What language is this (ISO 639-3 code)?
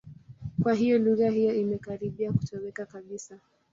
swa